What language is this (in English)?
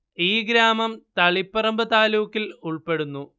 Malayalam